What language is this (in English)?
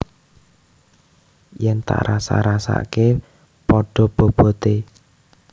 Javanese